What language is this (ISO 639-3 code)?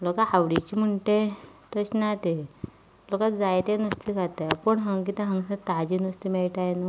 kok